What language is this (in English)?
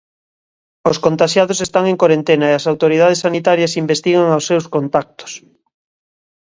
Galician